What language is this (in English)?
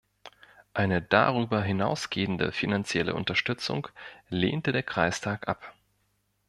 German